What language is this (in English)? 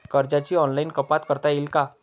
Marathi